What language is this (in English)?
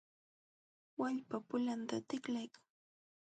Jauja Wanca Quechua